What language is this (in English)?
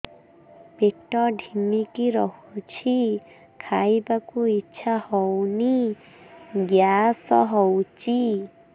Odia